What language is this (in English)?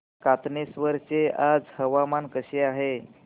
Marathi